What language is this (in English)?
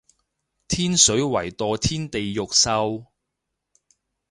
Cantonese